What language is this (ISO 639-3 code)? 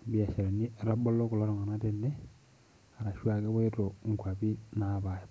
mas